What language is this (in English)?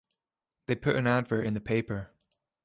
English